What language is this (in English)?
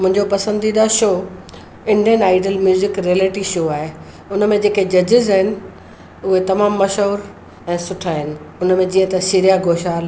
Sindhi